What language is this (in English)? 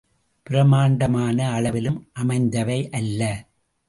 Tamil